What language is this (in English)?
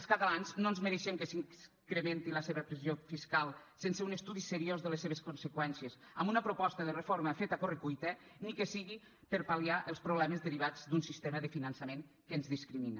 Catalan